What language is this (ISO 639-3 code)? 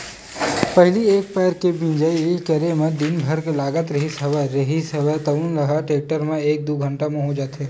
hne